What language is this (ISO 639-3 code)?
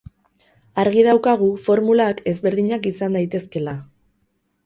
eus